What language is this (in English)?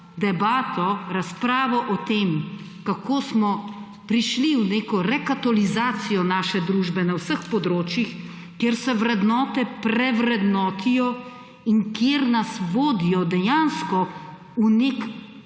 Slovenian